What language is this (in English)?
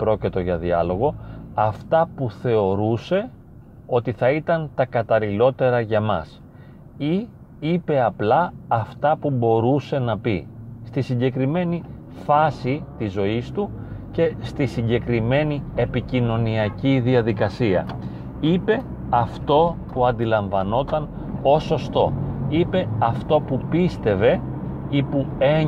Greek